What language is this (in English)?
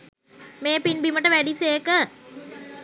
Sinhala